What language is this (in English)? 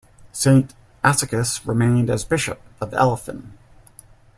English